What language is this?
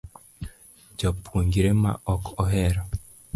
Luo (Kenya and Tanzania)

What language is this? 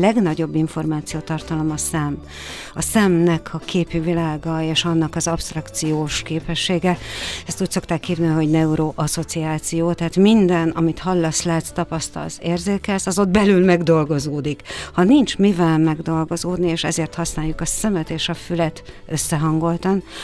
Hungarian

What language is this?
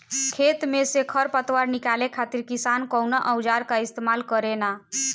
Bhojpuri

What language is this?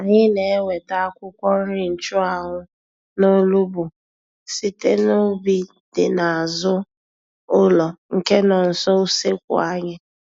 Igbo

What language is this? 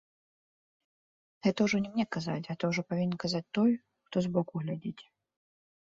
Belarusian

